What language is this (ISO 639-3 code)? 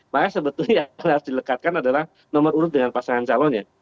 ind